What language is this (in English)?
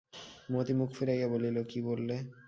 Bangla